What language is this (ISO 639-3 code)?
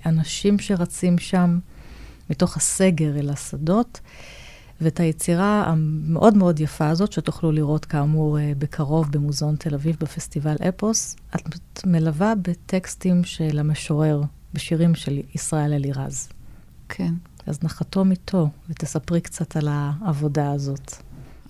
heb